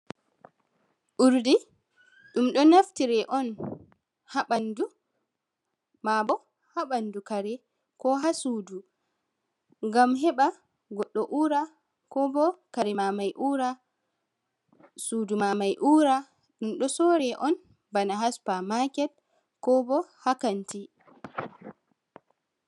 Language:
Fula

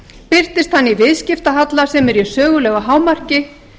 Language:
Icelandic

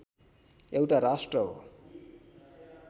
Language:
Nepali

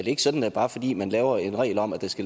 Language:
Danish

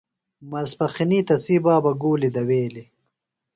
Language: Phalura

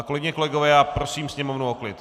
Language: Czech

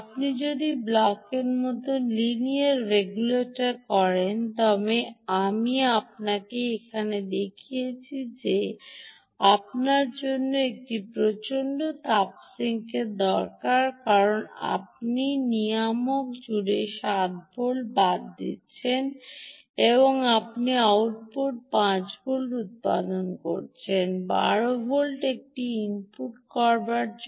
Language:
Bangla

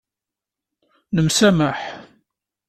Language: Kabyle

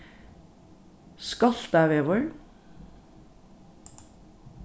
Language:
Faroese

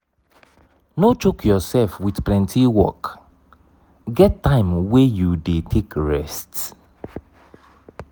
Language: Nigerian Pidgin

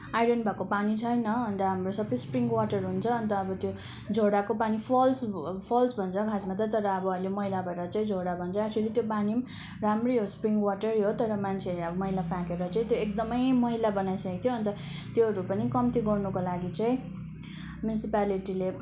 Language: Nepali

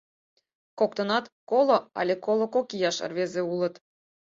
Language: Mari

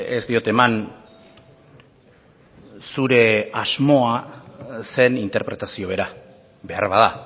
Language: Basque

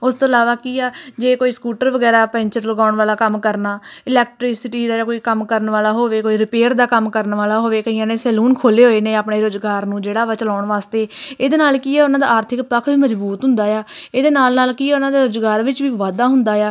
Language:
Punjabi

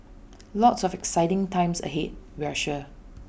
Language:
English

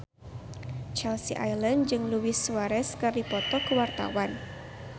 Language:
Sundanese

